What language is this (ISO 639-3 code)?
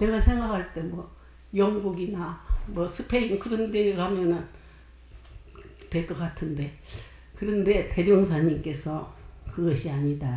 kor